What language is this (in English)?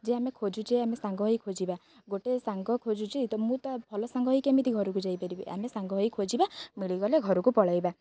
Odia